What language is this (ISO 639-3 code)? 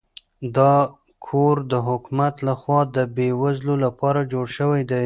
pus